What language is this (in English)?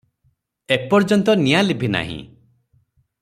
Odia